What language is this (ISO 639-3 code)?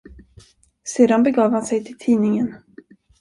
swe